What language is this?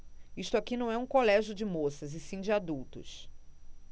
Portuguese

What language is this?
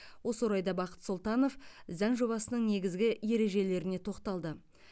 Kazakh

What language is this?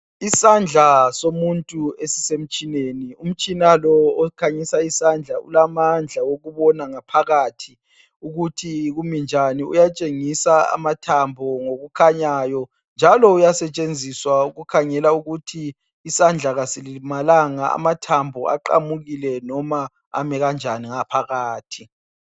North Ndebele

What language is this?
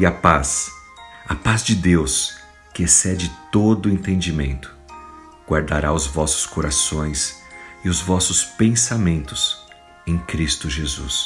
Portuguese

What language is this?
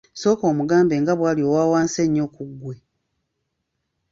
Ganda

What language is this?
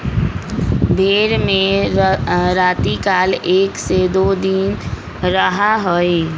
Magahi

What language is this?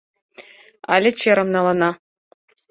Mari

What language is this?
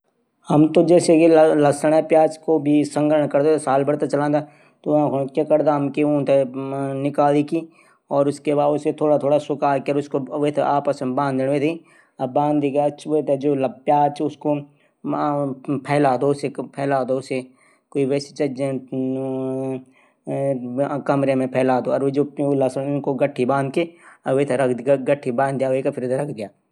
Garhwali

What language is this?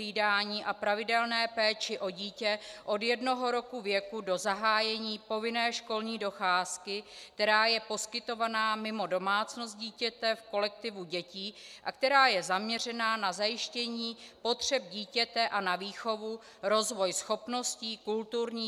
Czech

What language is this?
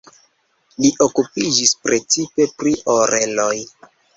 Esperanto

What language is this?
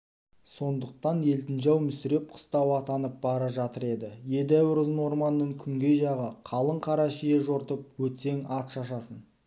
Kazakh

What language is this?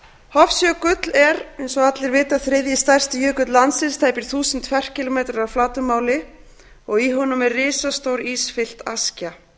Icelandic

